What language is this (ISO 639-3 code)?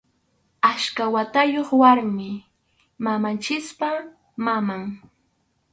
qxu